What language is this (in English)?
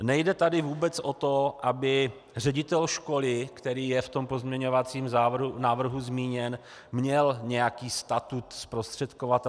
Czech